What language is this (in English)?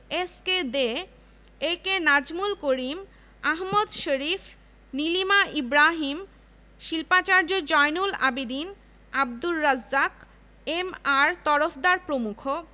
Bangla